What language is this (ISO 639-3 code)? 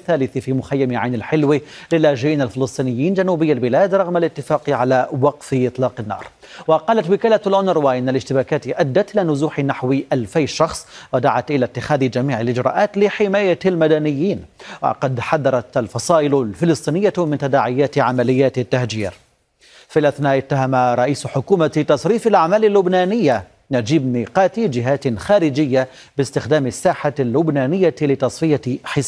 ara